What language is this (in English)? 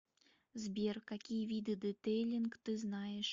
Russian